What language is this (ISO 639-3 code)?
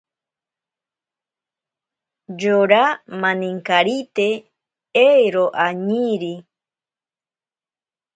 prq